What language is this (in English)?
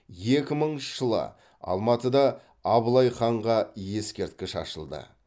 Kazakh